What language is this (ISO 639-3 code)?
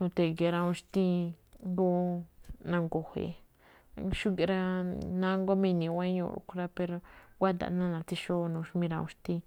tcf